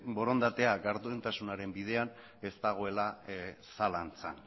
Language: Basque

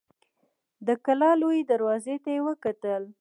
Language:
Pashto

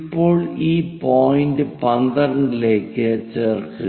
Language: Malayalam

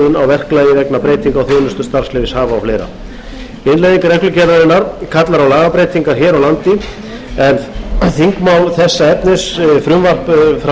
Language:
Icelandic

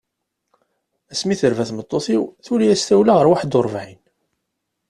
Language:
Kabyle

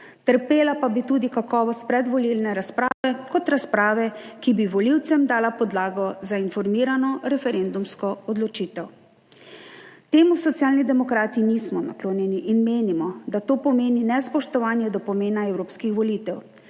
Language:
Slovenian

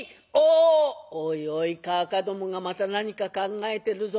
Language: Japanese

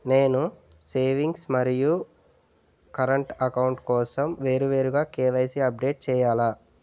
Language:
Telugu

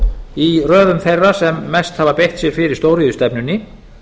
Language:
Icelandic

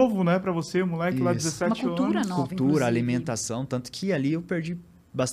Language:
Portuguese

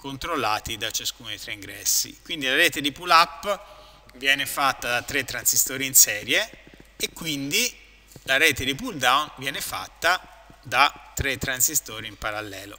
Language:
Italian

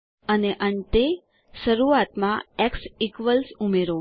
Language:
Gujarati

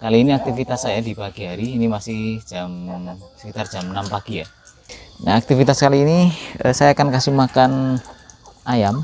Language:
Indonesian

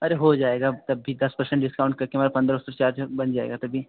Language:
Hindi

